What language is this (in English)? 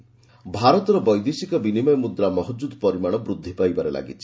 Odia